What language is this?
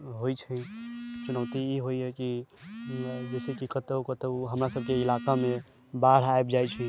Maithili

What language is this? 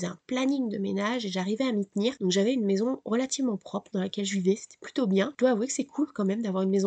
French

